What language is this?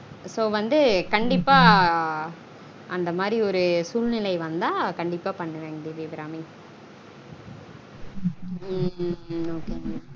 Tamil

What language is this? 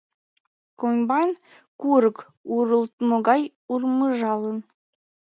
Mari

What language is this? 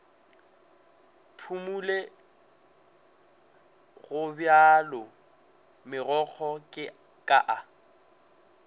Northern Sotho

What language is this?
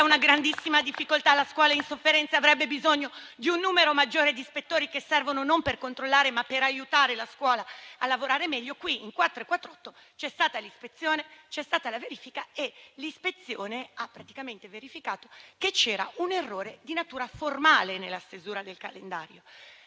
Italian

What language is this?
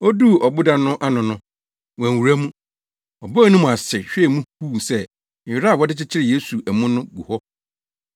Akan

